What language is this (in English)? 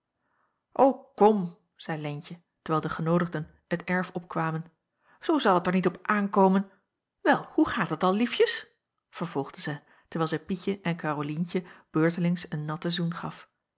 Dutch